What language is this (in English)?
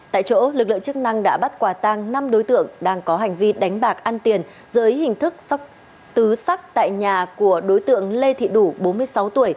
Vietnamese